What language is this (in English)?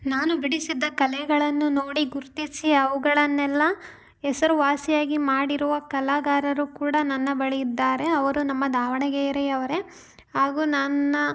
Kannada